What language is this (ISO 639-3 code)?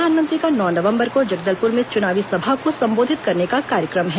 hin